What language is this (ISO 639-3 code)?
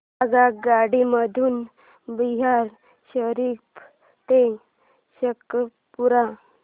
mar